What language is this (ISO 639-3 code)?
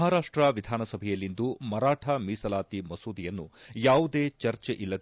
kan